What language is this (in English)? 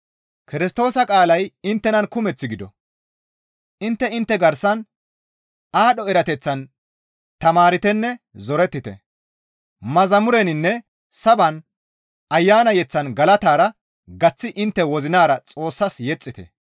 Gamo